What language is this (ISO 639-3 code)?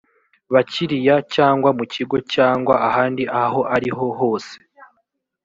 kin